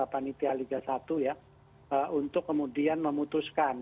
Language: Indonesian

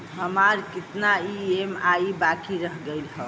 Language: Bhojpuri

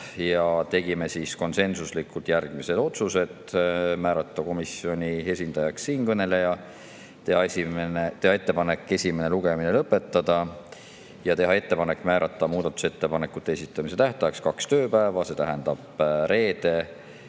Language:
Estonian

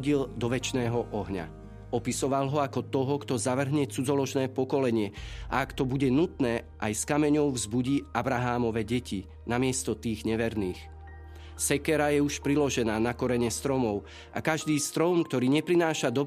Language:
Slovak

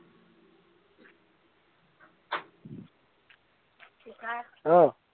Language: Assamese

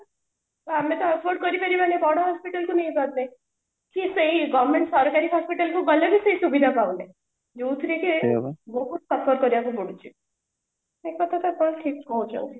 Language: Odia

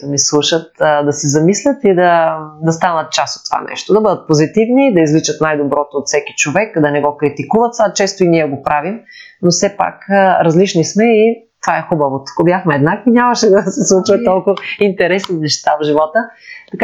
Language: Bulgarian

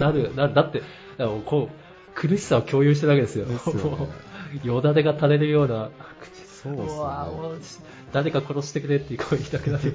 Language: Japanese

